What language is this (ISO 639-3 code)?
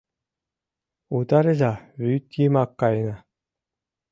chm